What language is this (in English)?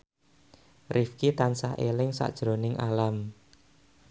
Javanese